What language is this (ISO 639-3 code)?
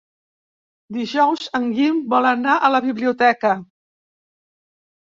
cat